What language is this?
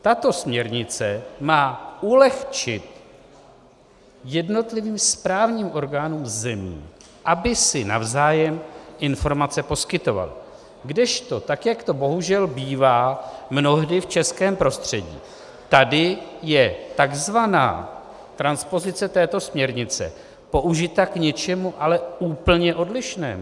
Czech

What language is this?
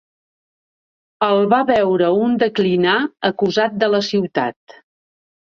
Catalan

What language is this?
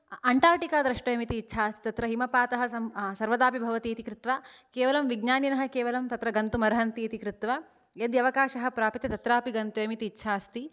Sanskrit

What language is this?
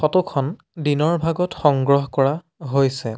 Assamese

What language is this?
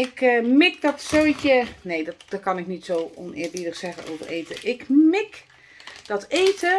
Dutch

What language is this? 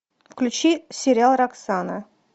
Russian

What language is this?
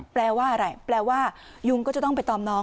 Thai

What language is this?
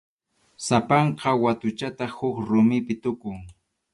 Arequipa-La Unión Quechua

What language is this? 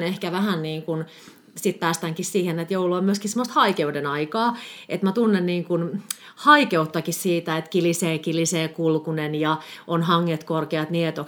Finnish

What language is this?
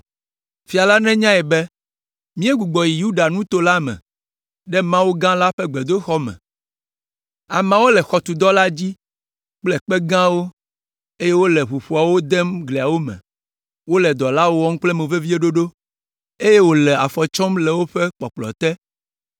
Ewe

